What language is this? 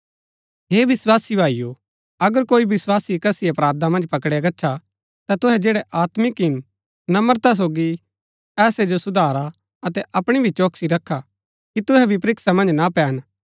Gaddi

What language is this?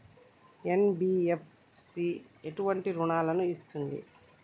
Telugu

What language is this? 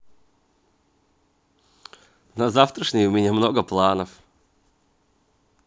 Russian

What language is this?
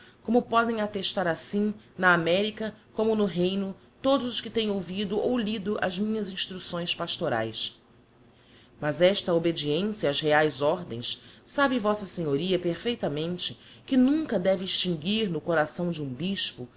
Portuguese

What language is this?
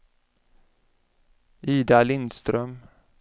Swedish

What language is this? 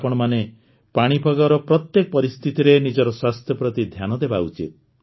Odia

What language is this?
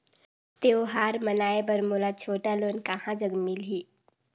Chhattisgarhi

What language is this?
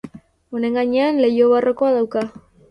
Basque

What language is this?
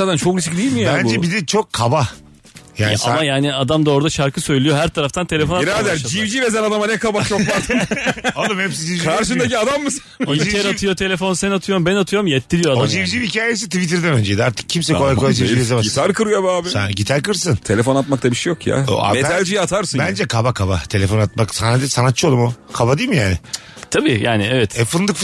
Turkish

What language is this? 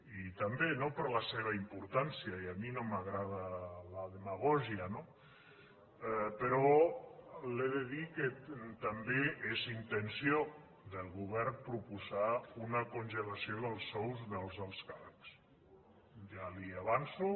Catalan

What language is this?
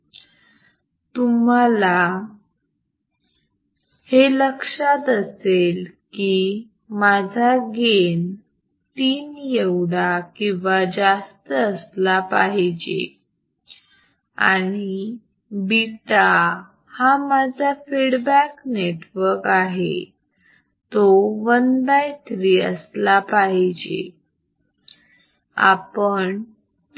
Marathi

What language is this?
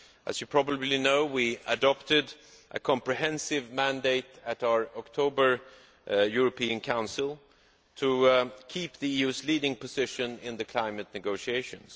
English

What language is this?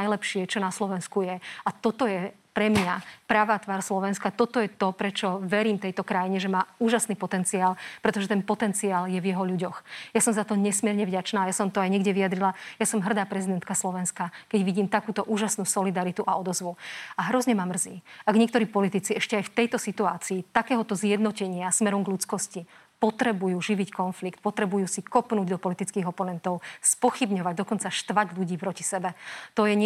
Slovak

